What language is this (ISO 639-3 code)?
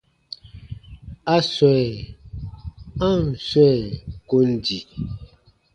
bba